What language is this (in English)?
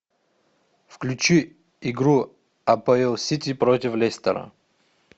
Russian